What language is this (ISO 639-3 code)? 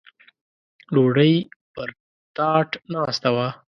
pus